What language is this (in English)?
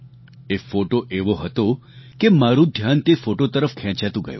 Gujarati